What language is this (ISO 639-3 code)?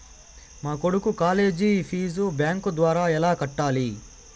tel